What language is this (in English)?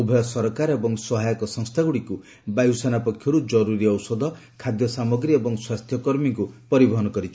Odia